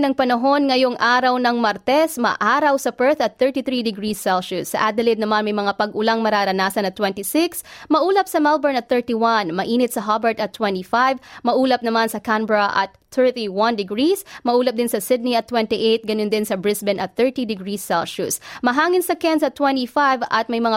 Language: Filipino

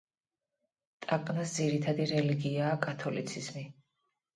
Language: Georgian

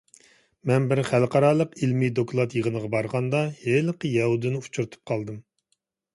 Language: Uyghur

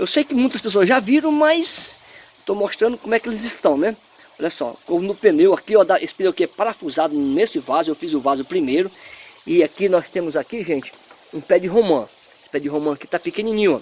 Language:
Portuguese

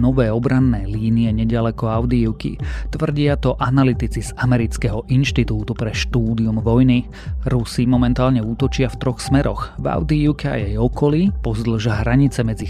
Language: Slovak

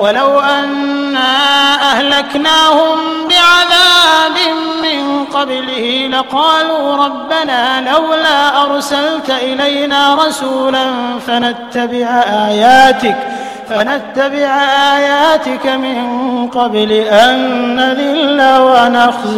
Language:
Arabic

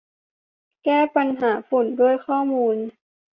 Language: Thai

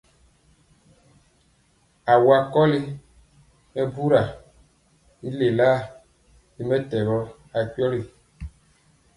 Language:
Mpiemo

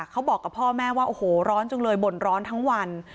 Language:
Thai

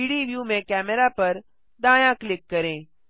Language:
Hindi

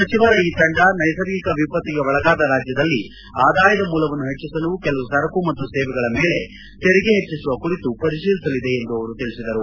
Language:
Kannada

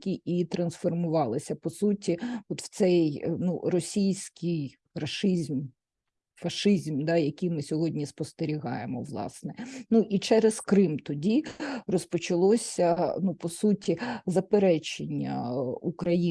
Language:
Ukrainian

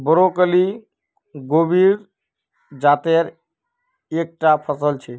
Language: Magahi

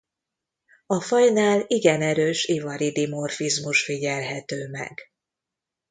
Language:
Hungarian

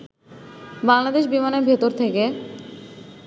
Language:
Bangla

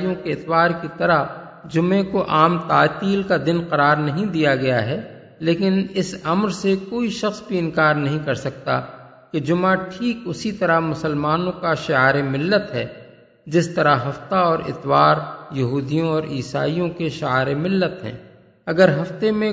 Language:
Urdu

